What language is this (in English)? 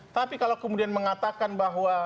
Indonesian